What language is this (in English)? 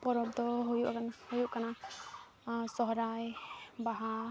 Santali